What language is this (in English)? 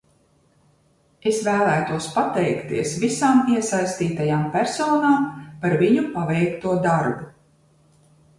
Latvian